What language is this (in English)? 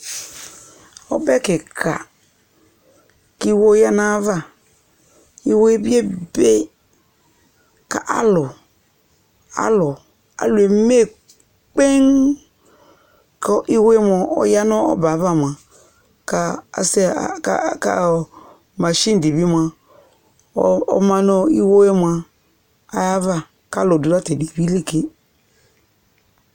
Ikposo